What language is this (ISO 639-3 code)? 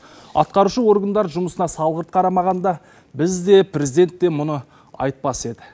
kaz